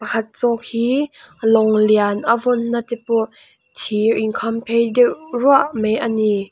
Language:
Mizo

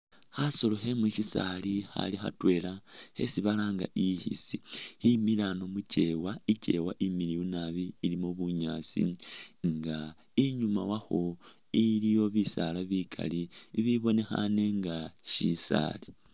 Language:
Masaaba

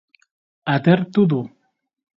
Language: Basque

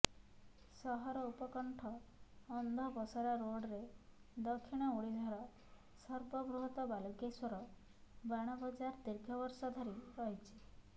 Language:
Odia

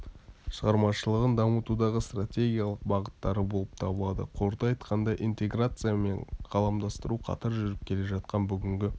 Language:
Kazakh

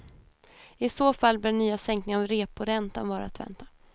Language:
Swedish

